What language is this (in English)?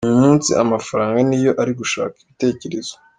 Kinyarwanda